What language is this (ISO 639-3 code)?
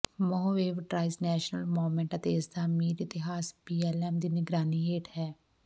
pan